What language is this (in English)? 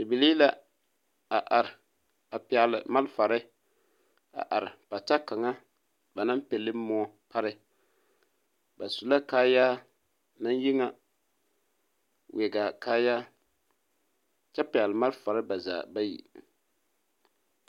Southern Dagaare